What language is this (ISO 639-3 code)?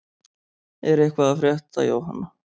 isl